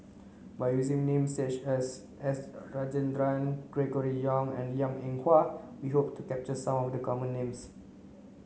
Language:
English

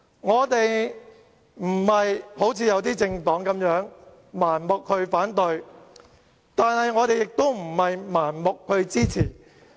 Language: Cantonese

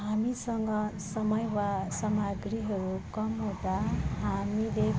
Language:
Nepali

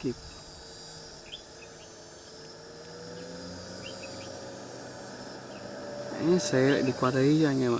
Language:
Vietnamese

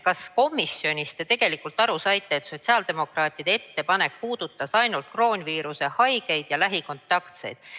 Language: Estonian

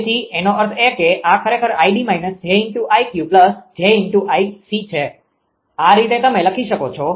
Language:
Gujarati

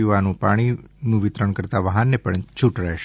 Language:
Gujarati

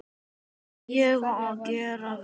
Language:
Icelandic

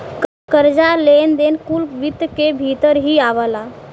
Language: Bhojpuri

